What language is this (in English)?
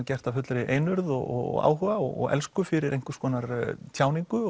Icelandic